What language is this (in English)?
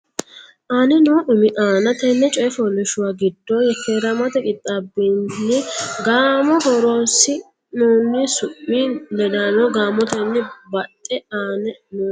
Sidamo